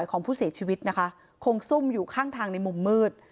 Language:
Thai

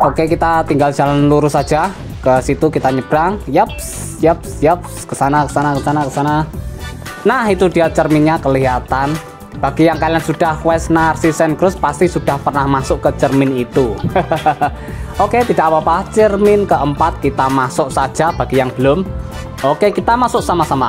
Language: Indonesian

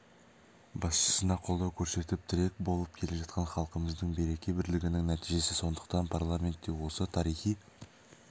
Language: Kazakh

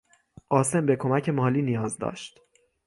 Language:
Persian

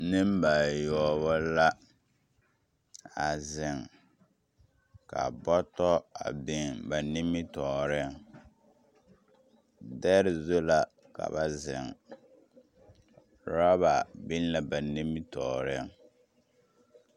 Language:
Southern Dagaare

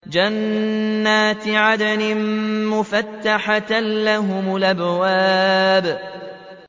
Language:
Arabic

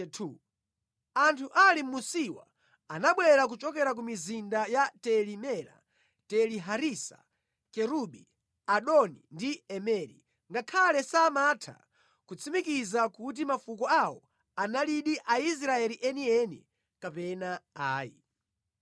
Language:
Nyanja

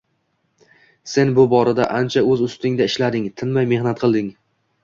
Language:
Uzbek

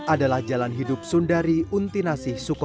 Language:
Indonesian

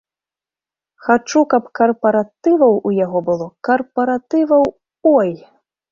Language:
Belarusian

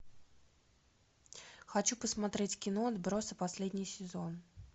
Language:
Russian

